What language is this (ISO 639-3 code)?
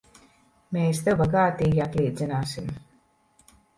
lav